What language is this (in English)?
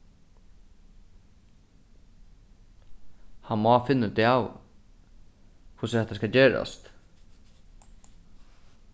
Faroese